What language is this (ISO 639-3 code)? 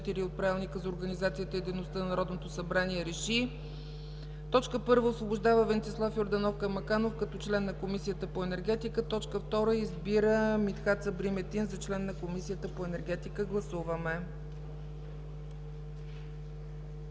bul